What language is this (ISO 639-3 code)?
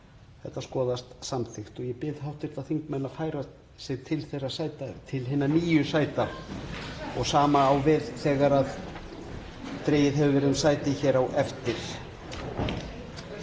isl